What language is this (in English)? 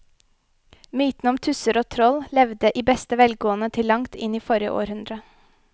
Norwegian